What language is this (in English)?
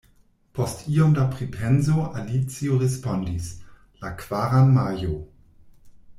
Esperanto